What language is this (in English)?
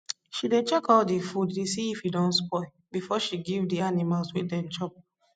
Nigerian Pidgin